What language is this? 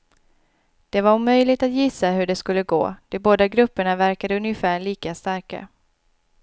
Swedish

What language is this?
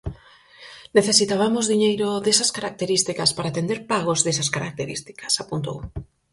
Galician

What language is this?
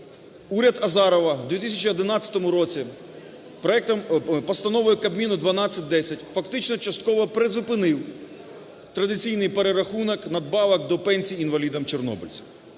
Ukrainian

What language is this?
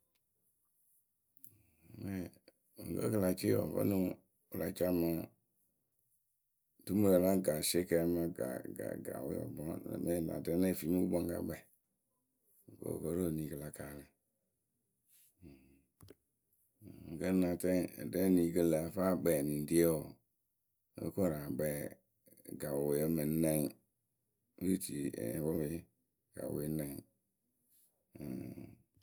Akebu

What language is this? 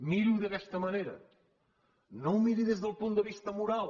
Catalan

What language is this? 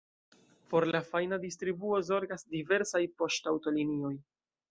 Esperanto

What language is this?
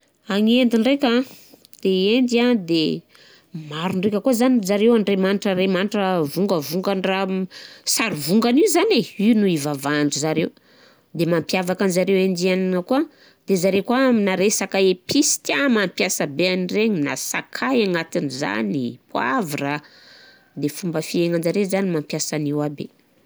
Southern Betsimisaraka Malagasy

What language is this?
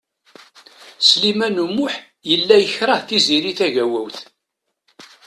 Kabyle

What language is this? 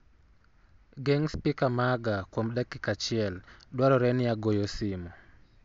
Luo (Kenya and Tanzania)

